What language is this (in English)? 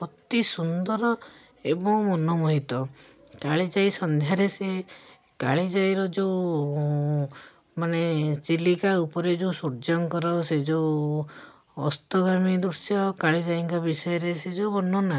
Odia